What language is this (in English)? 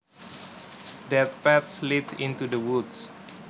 Javanese